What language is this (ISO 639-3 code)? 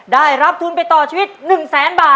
tha